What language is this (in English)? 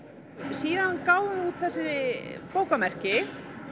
Icelandic